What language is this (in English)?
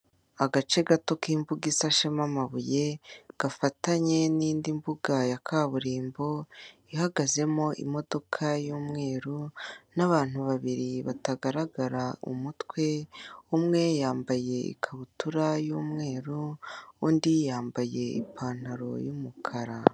Kinyarwanda